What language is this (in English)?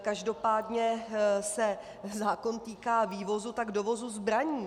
Czech